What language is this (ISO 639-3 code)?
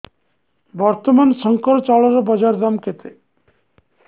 ori